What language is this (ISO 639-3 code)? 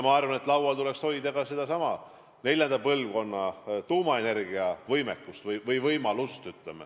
est